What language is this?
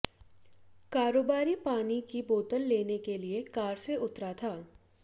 Hindi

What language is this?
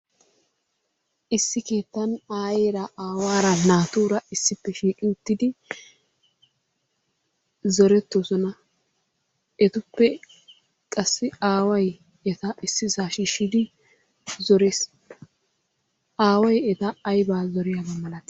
Wolaytta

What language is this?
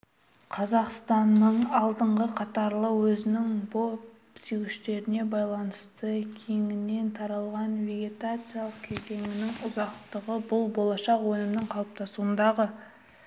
Kazakh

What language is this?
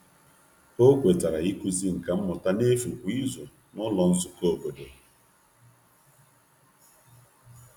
Igbo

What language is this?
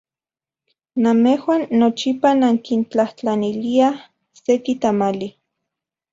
Central Puebla Nahuatl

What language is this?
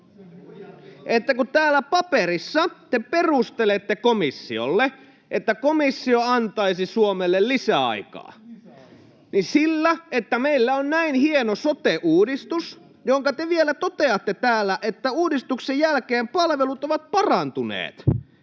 Finnish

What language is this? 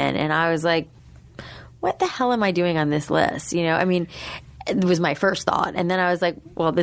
English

